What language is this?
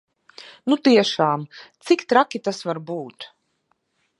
Latvian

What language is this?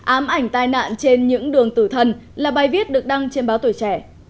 Vietnamese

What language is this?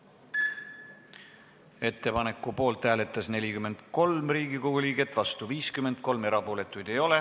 Estonian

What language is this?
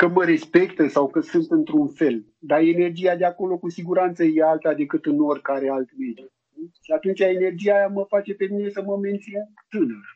Romanian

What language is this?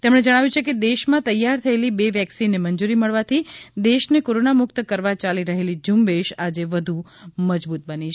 Gujarati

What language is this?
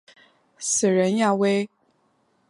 Chinese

